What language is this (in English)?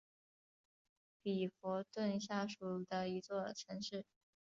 Chinese